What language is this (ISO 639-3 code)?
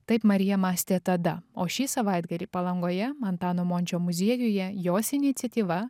lit